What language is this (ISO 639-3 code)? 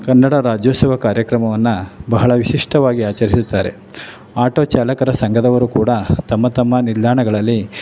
kan